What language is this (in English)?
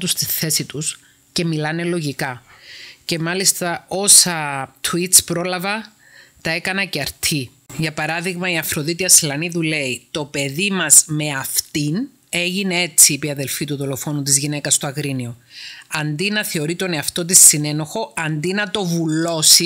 Greek